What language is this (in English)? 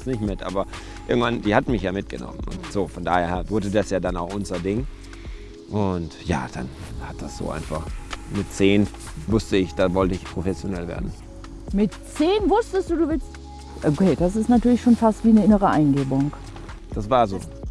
German